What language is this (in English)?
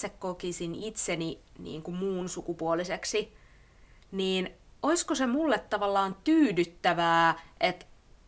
Finnish